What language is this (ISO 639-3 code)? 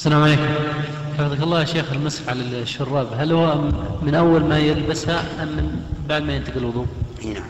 ara